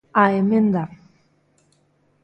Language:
Galician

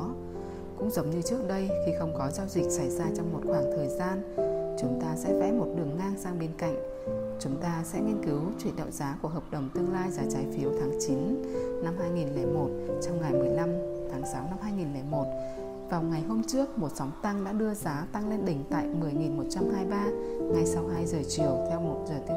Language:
Vietnamese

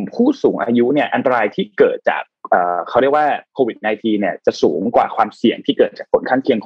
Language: Thai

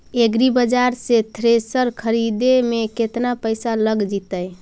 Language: Magahi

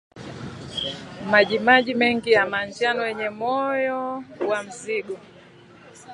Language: Swahili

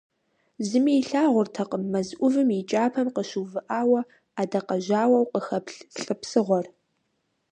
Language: Kabardian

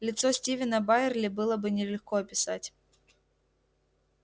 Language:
Russian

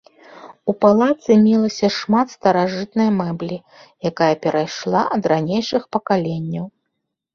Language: Belarusian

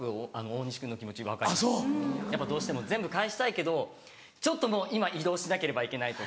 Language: Japanese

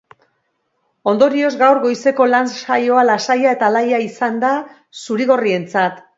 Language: Basque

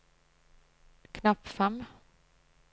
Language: Norwegian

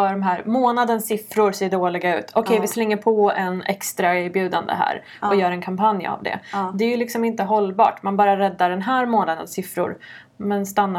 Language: Swedish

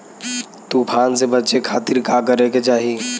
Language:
Bhojpuri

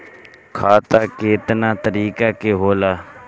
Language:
Bhojpuri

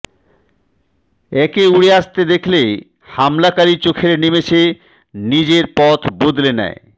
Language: Bangla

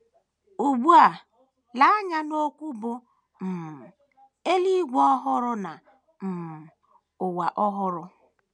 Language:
Igbo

